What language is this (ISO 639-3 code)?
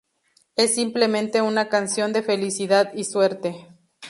spa